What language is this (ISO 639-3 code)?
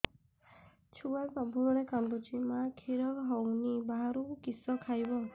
ori